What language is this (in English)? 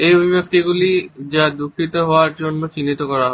Bangla